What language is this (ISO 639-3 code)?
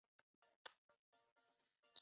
zho